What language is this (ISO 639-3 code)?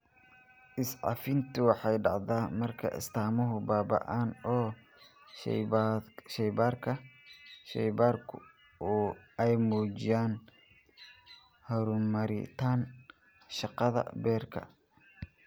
som